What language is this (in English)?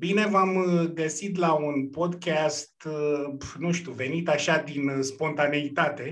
Romanian